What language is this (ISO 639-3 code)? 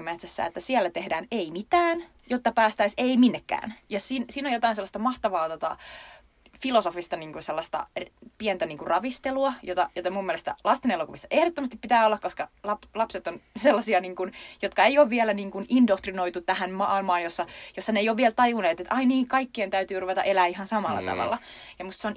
fin